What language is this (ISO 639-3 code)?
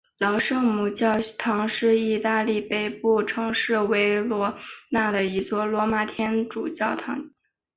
zho